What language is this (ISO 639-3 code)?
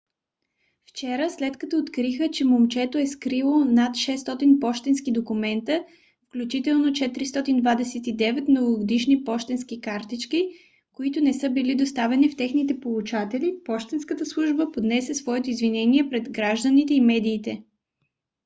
bul